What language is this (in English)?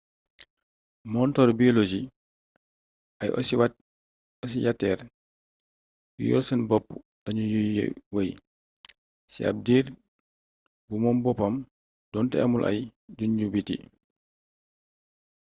Wolof